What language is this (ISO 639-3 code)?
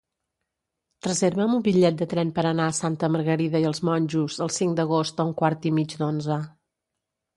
cat